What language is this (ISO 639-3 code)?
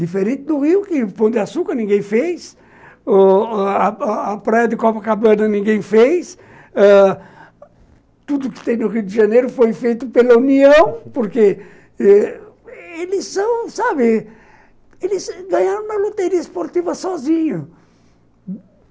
por